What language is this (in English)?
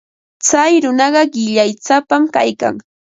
Ambo-Pasco Quechua